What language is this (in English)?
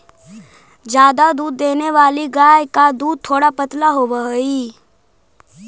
Magahi